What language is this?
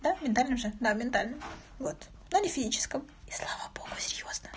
Russian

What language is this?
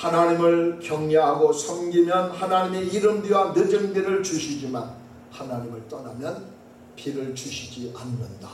Korean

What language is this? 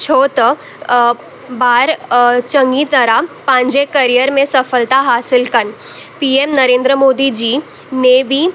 Sindhi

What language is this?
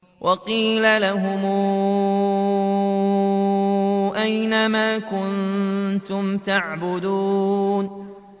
Arabic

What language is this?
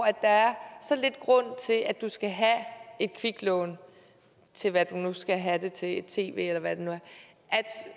Danish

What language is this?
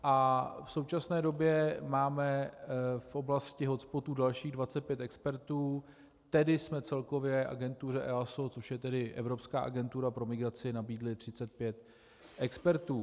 Czech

